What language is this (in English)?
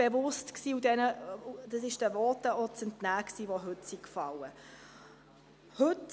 Swiss German